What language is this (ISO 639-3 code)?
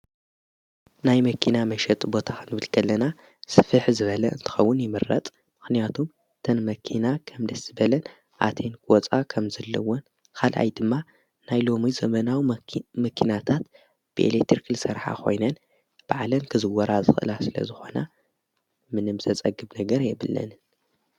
tir